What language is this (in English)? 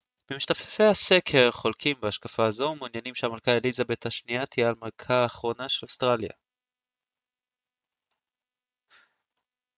Hebrew